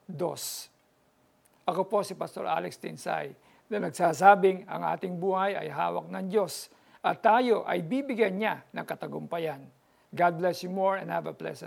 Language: Filipino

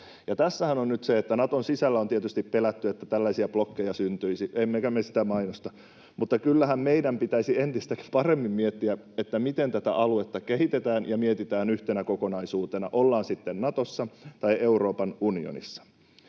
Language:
Finnish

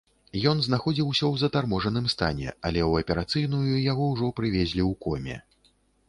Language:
Belarusian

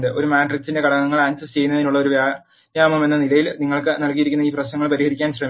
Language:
Malayalam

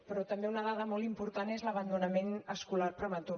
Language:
Catalan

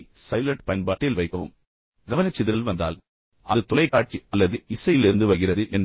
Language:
Tamil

